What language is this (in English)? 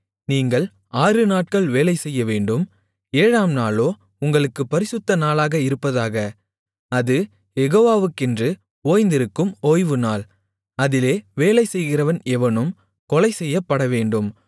Tamil